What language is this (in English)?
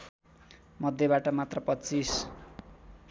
Nepali